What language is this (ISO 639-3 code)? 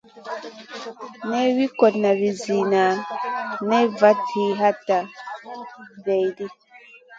mcn